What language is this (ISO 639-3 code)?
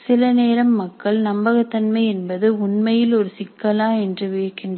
tam